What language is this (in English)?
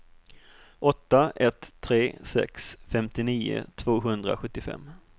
Swedish